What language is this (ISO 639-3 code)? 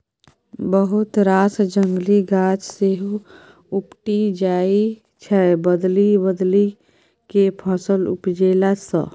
mai